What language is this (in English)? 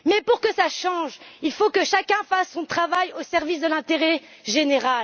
French